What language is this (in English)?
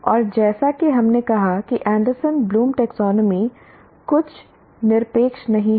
Hindi